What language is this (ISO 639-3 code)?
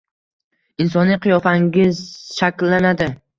uzb